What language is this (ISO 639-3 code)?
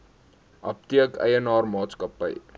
afr